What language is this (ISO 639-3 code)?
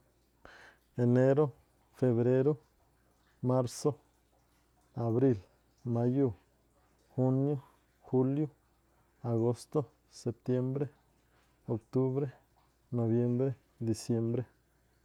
tpl